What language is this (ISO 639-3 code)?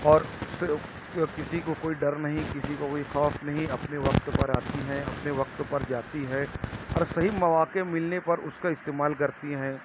urd